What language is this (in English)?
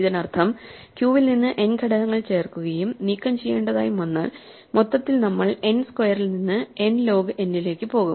Malayalam